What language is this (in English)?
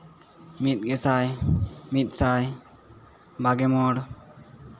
Santali